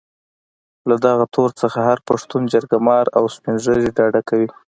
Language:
Pashto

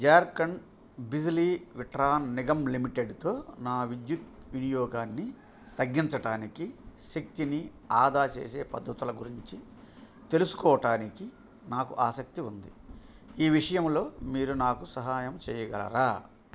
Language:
Telugu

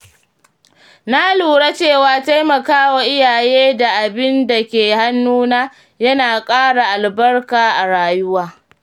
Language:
Hausa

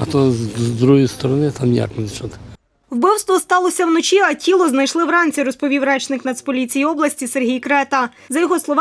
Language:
Ukrainian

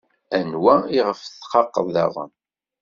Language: Kabyle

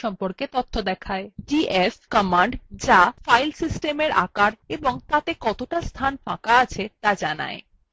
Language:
Bangla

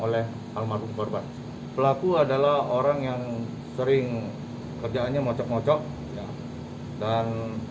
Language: Indonesian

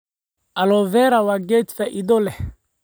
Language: Somali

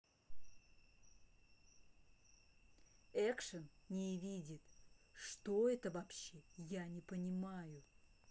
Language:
Russian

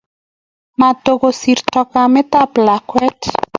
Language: Kalenjin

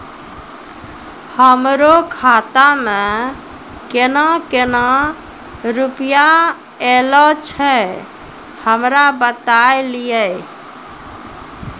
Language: Maithili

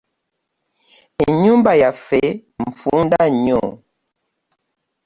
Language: Ganda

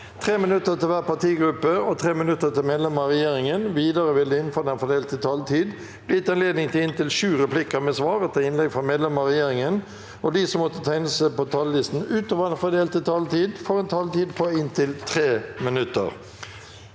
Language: Norwegian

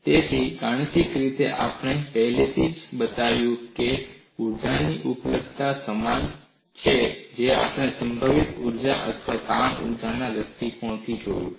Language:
Gujarati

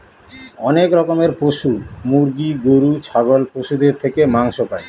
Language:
Bangla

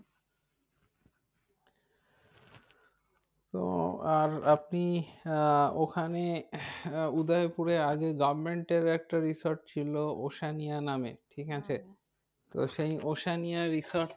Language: Bangla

